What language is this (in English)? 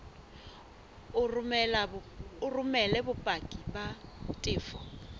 Southern Sotho